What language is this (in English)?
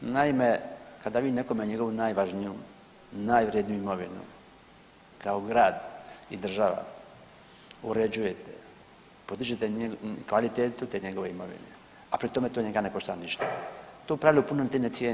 Croatian